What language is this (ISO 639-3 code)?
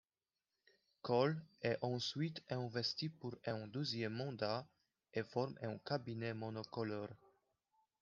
fra